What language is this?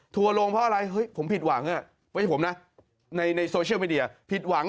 Thai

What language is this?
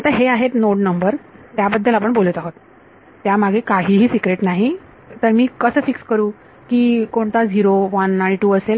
Marathi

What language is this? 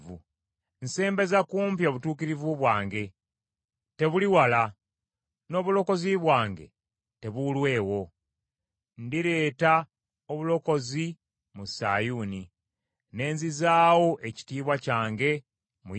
Ganda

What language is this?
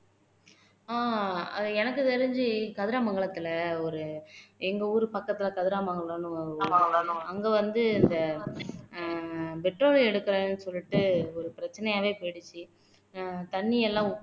Tamil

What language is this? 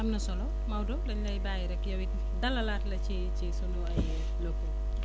Wolof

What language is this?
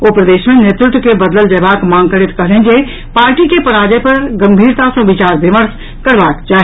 Maithili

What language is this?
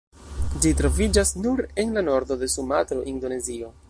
Esperanto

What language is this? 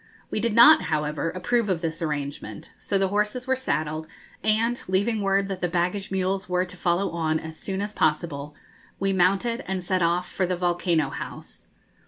English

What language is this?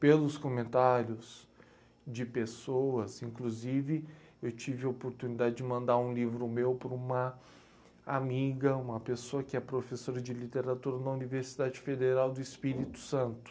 Portuguese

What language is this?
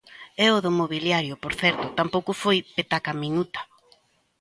Galician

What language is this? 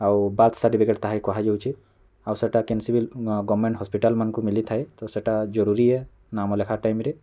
Odia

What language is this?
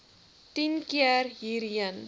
Afrikaans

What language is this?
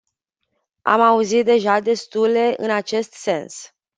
Romanian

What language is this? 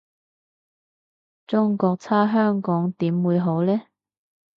Cantonese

